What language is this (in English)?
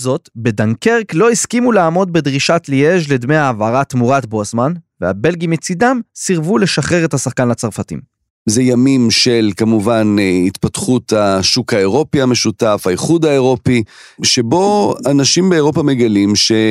Hebrew